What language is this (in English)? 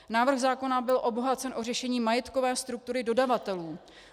Czech